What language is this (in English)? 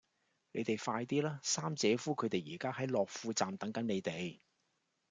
Cantonese